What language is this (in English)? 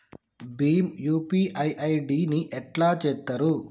Telugu